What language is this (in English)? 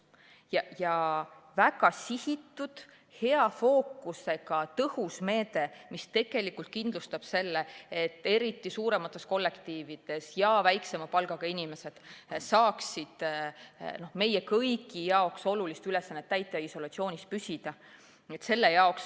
Estonian